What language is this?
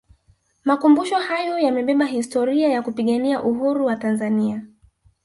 Swahili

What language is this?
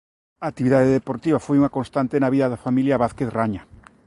Galician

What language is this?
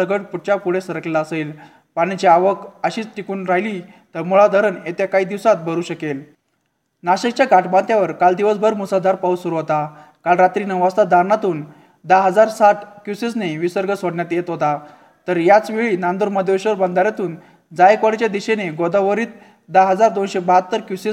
Marathi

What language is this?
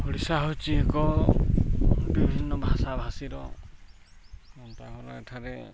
Odia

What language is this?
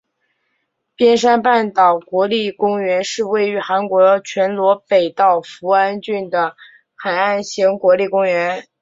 Chinese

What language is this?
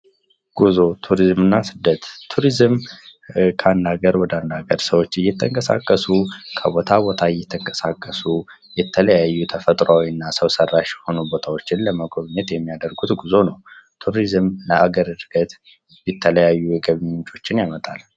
Amharic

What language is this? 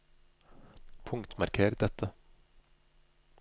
Norwegian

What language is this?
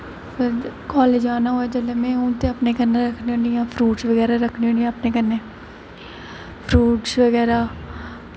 Dogri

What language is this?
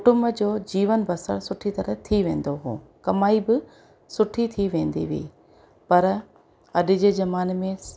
Sindhi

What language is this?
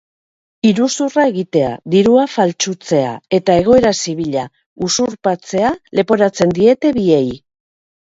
Basque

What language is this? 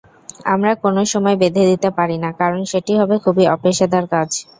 Bangla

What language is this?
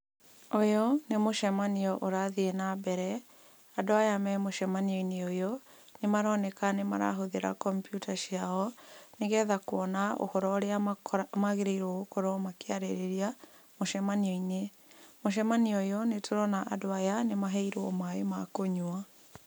Kikuyu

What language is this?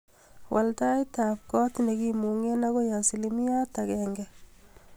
Kalenjin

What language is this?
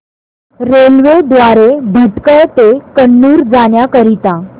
Marathi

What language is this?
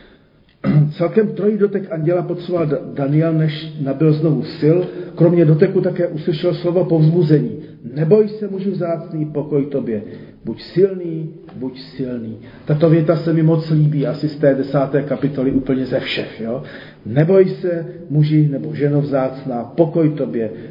Czech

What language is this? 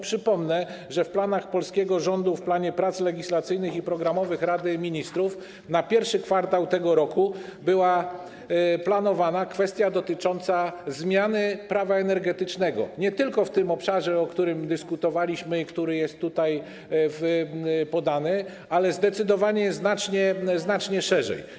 Polish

